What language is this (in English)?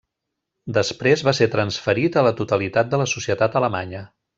Catalan